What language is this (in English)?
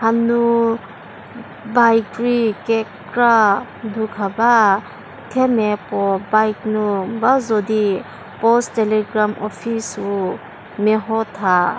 Angami Naga